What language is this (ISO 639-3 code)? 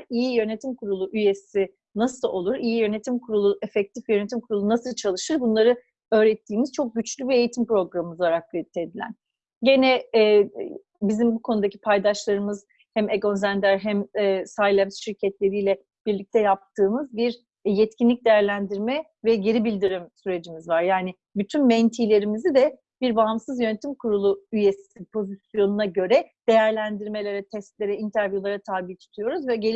tur